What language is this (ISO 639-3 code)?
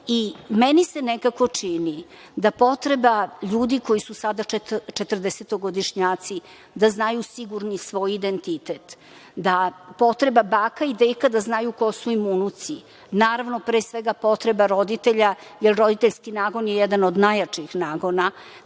srp